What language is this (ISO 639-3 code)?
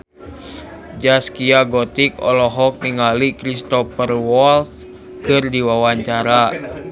sun